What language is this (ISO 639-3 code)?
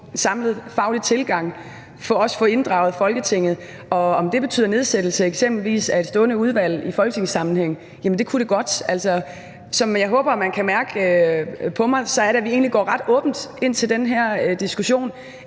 dan